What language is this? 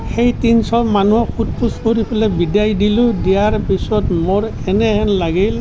Assamese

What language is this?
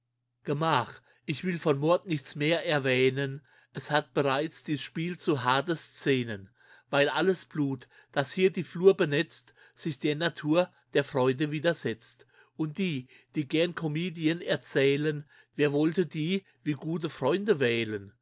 German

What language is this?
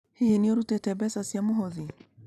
Kikuyu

